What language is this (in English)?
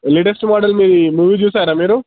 Telugu